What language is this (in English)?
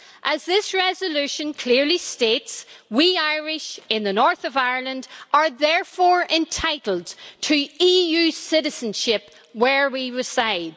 English